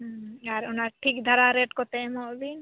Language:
Santali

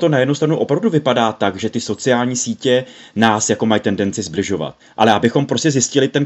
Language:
Czech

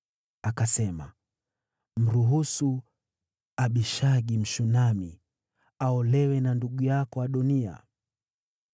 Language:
Swahili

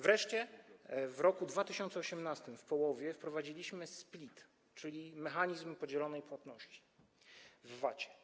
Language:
Polish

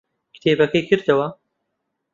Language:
Central Kurdish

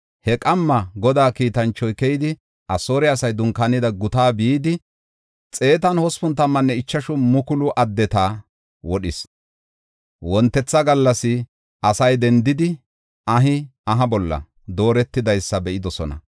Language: Gofa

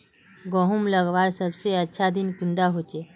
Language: Magahi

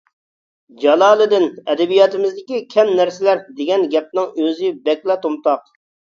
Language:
Uyghur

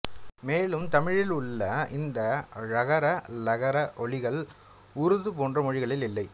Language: Tamil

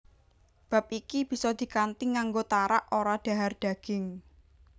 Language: Javanese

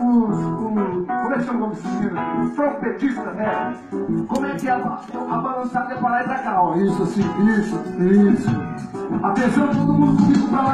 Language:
Portuguese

